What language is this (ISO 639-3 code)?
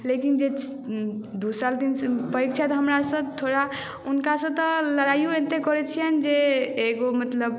mai